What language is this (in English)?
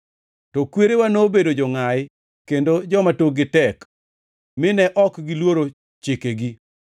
Luo (Kenya and Tanzania)